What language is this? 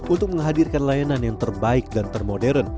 Indonesian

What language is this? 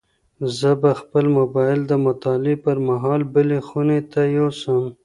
Pashto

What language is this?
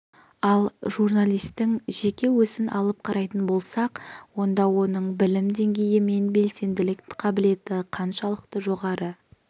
Kazakh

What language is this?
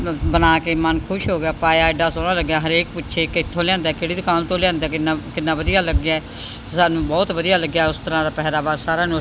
Punjabi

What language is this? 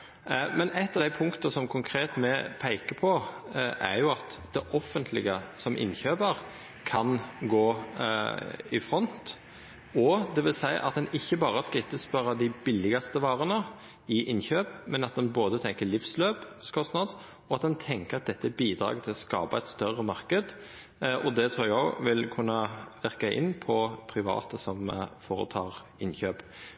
Norwegian Nynorsk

